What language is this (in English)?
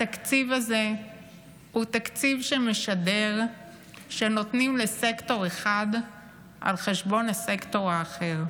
Hebrew